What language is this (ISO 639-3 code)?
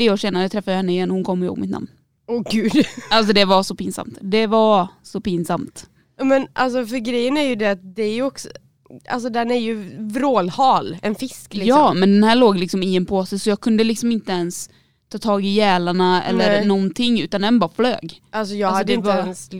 swe